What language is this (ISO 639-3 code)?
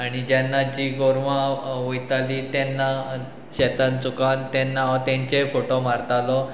kok